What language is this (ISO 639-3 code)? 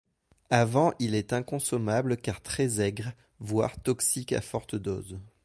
fra